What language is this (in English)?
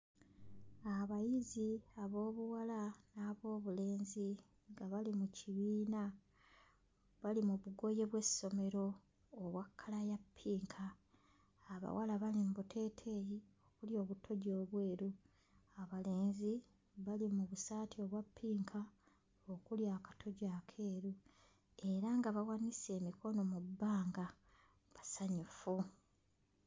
Ganda